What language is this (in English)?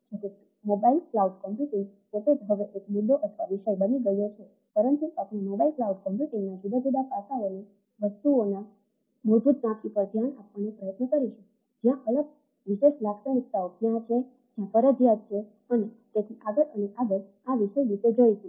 Gujarati